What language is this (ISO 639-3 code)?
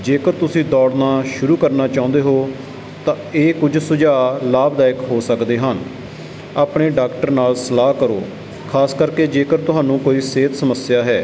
pan